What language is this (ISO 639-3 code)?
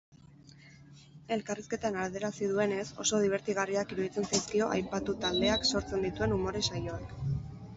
eus